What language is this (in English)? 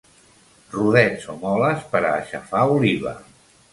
Catalan